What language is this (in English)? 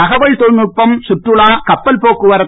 Tamil